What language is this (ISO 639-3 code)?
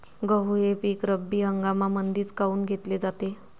mar